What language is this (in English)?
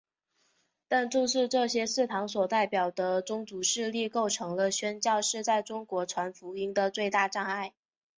Chinese